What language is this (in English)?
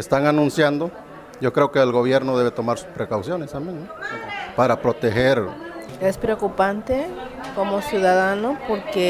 Spanish